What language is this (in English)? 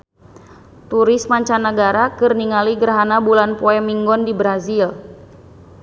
Sundanese